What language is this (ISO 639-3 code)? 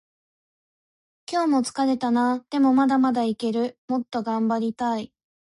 jpn